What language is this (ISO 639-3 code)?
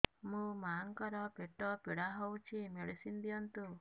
ori